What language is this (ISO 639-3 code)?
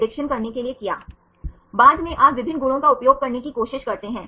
hin